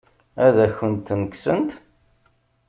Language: Kabyle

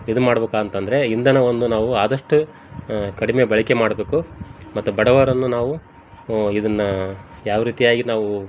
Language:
Kannada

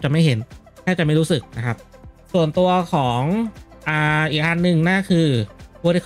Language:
Thai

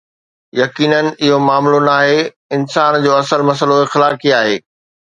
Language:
Sindhi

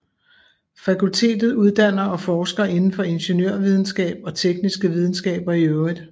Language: Danish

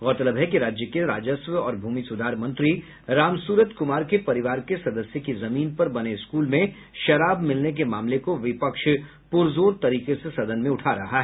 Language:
Hindi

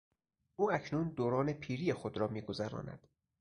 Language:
Persian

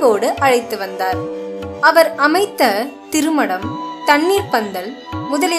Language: Tamil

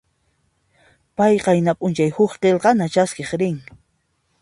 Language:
Puno Quechua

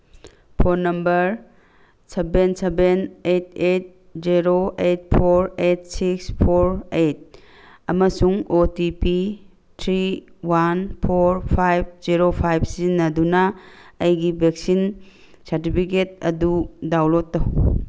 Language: Manipuri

